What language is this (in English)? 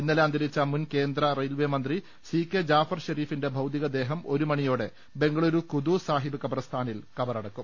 Malayalam